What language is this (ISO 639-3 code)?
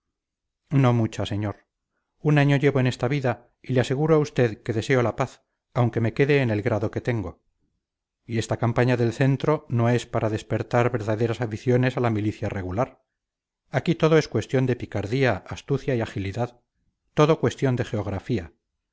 spa